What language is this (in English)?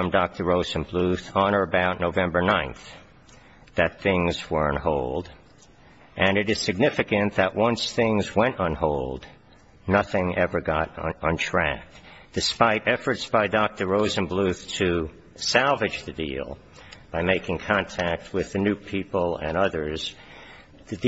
English